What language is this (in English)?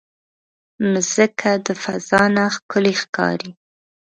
Pashto